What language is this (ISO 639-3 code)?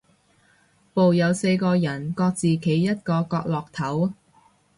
yue